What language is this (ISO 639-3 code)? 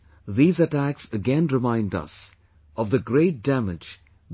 eng